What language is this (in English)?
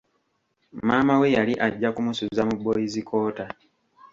Ganda